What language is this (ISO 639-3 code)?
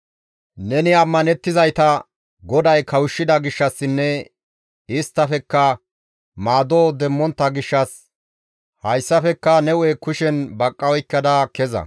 gmv